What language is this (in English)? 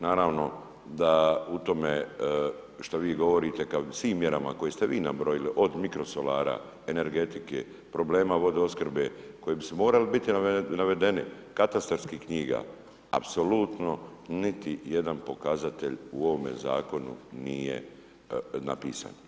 Croatian